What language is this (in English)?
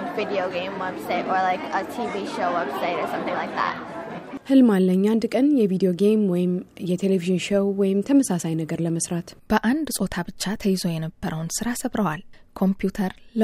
Amharic